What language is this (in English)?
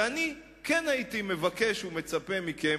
Hebrew